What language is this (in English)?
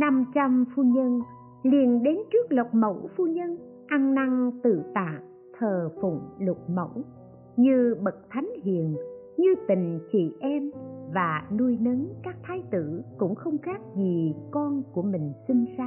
Vietnamese